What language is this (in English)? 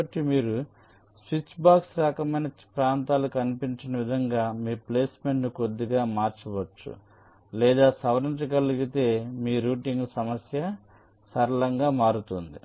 Telugu